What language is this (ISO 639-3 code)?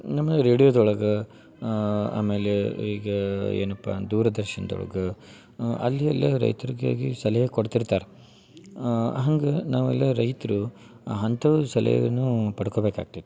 kan